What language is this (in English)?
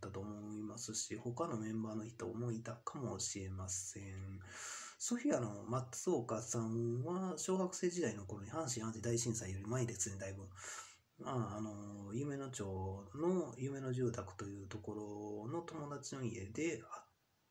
Japanese